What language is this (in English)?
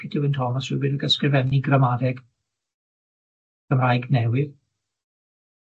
Welsh